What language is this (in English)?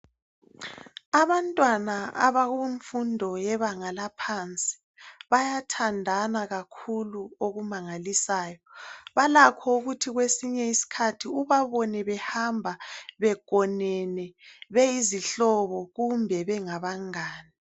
North Ndebele